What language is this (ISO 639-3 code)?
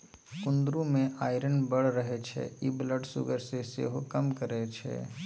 mai